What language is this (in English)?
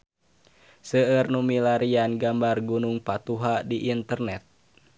Sundanese